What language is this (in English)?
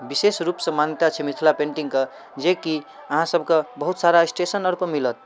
Maithili